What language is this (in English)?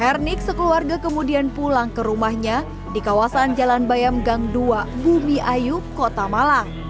Indonesian